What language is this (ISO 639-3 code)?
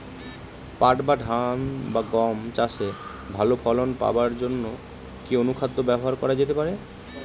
ben